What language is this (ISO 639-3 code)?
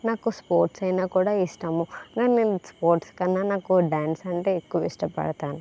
tel